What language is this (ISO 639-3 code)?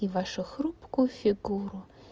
rus